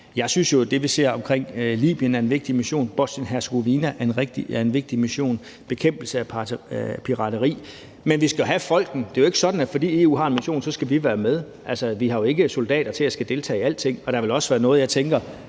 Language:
Danish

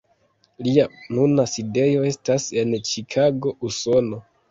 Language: Esperanto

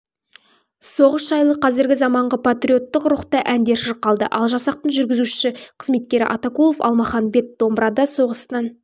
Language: Kazakh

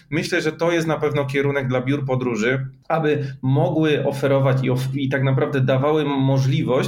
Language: Polish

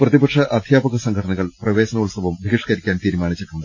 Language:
Malayalam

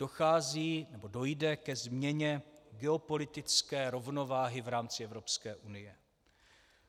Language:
Czech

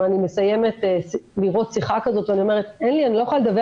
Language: Hebrew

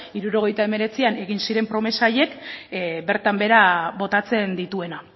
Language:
Basque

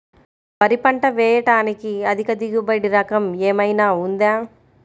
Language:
Telugu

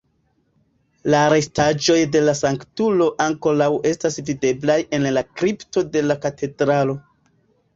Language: Esperanto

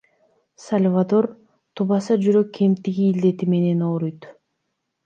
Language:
Kyrgyz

